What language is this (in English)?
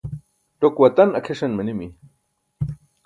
Burushaski